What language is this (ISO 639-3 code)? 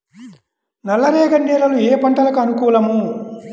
tel